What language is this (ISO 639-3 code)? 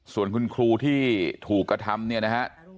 tha